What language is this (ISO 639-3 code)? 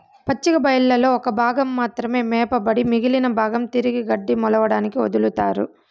tel